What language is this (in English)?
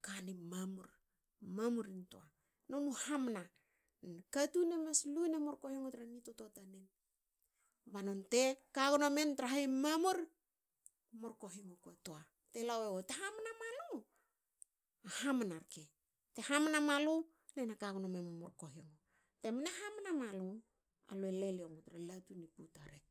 Hakö